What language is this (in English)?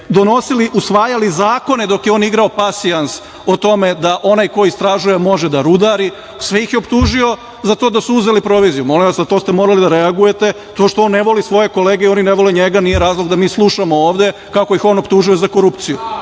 Serbian